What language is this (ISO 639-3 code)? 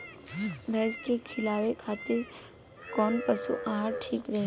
bho